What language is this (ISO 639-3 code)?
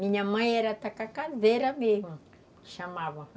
por